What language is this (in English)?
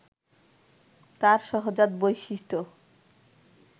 Bangla